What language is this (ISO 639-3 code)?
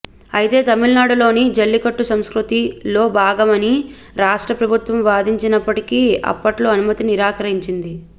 tel